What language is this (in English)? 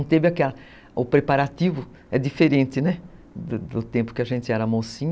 Portuguese